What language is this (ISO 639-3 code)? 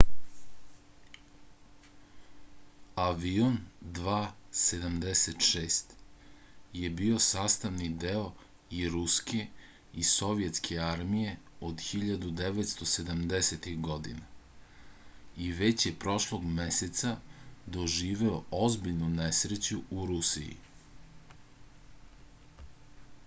srp